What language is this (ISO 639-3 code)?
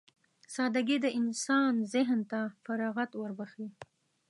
pus